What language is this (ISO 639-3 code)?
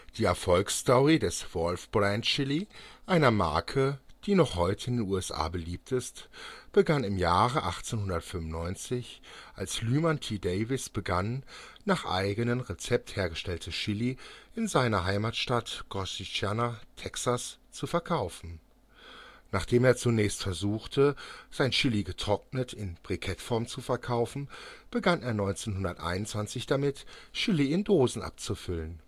deu